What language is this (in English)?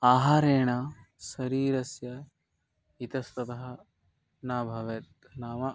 Sanskrit